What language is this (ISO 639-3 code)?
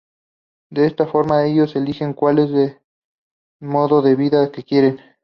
spa